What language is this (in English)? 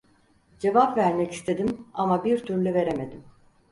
Turkish